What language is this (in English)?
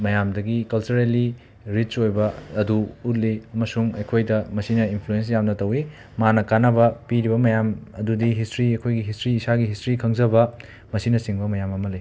Manipuri